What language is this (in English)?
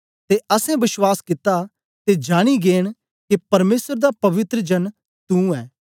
Dogri